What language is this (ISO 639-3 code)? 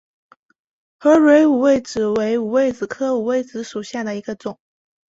zho